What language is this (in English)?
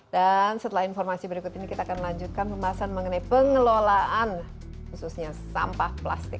Indonesian